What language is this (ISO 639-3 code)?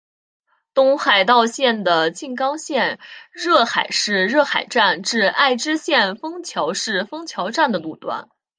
zho